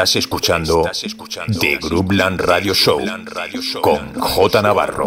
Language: Spanish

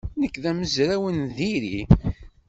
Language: Kabyle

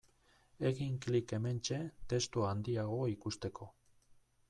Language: Basque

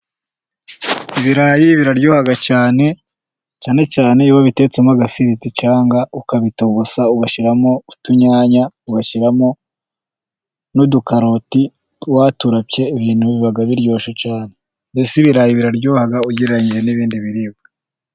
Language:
Kinyarwanda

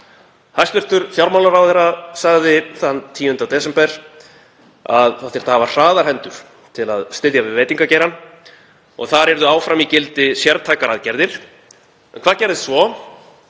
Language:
Icelandic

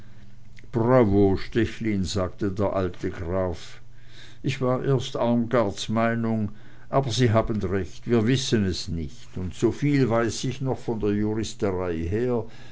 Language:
German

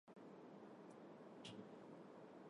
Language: Armenian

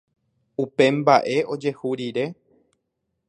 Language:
Guarani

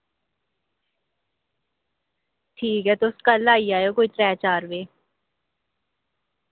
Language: Dogri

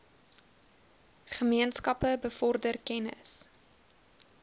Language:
Afrikaans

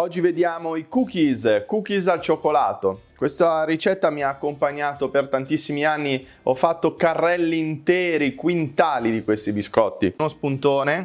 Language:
Italian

